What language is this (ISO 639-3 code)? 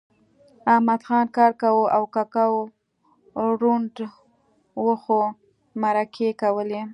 pus